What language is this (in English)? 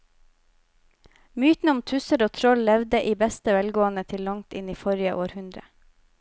Norwegian